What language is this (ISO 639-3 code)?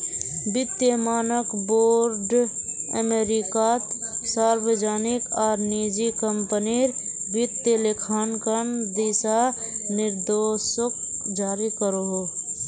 mag